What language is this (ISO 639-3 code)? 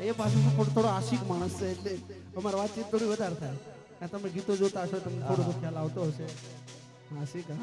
guj